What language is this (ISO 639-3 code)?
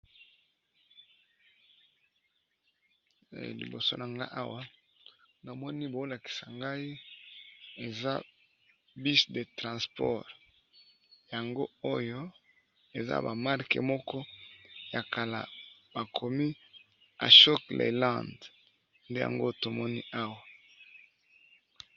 lin